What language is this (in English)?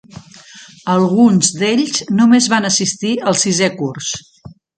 Catalan